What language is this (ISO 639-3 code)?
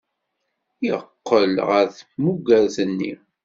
kab